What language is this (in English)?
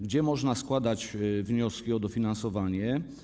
Polish